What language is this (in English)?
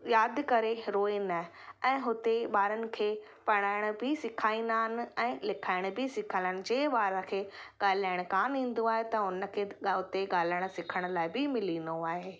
Sindhi